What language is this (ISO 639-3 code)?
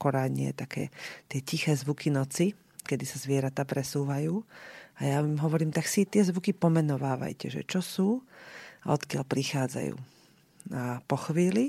slk